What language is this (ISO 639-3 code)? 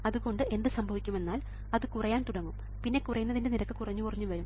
mal